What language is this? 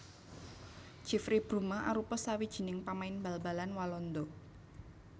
Javanese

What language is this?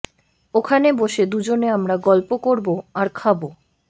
Bangla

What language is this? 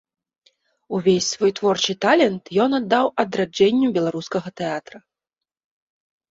Belarusian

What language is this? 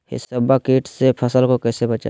Magahi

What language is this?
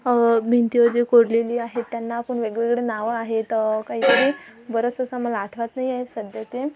Marathi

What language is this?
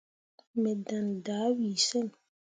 Mundang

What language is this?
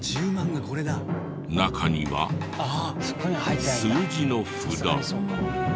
Japanese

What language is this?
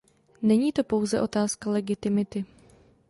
Czech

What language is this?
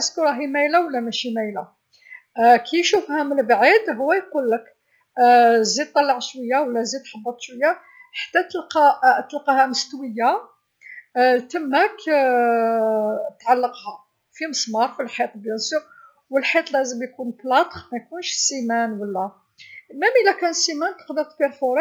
Algerian Arabic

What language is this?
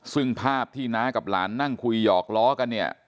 Thai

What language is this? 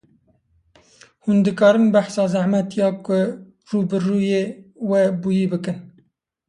Kurdish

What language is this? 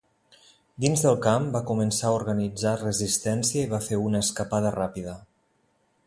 Catalan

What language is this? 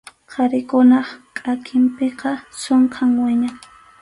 Arequipa-La Unión Quechua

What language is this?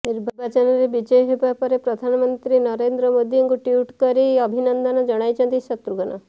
Odia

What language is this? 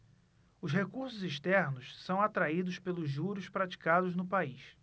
Portuguese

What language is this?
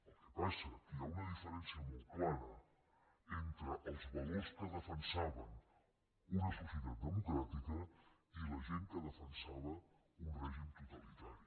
Catalan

